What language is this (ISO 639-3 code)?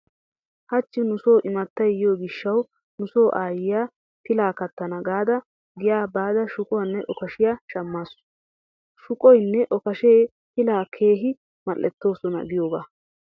wal